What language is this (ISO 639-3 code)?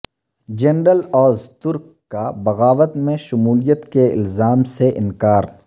urd